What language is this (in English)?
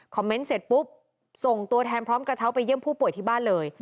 Thai